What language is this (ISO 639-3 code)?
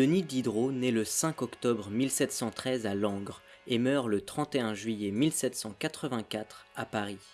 fra